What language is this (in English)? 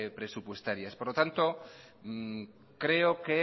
Spanish